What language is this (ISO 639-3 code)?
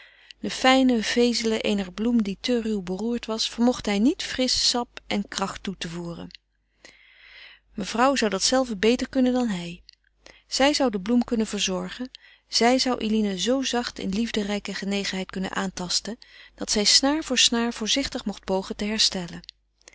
nld